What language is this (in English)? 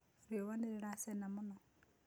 Kikuyu